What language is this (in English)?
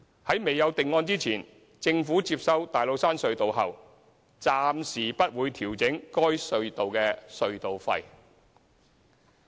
Cantonese